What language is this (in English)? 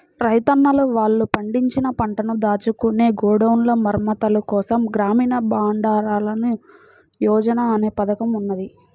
Telugu